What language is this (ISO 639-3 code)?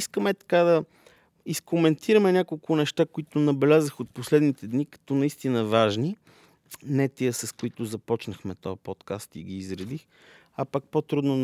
bul